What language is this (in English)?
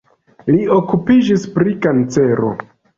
Esperanto